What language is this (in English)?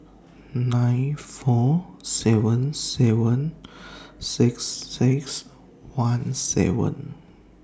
English